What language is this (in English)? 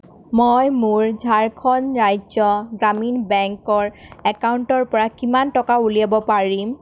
Assamese